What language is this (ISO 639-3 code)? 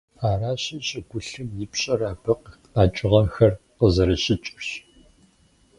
kbd